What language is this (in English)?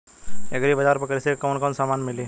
Bhojpuri